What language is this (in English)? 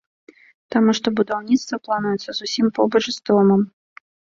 Belarusian